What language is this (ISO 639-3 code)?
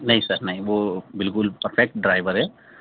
urd